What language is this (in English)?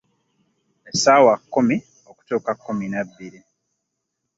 Ganda